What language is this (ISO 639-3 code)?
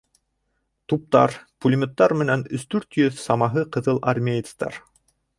bak